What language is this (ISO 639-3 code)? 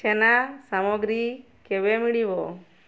ori